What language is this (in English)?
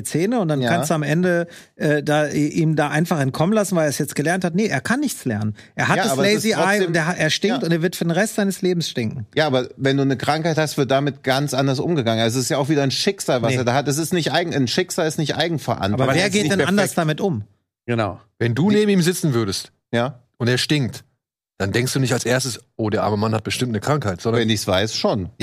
German